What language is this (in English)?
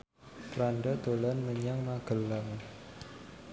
Javanese